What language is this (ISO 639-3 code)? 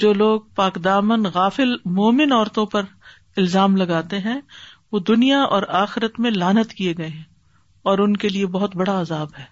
urd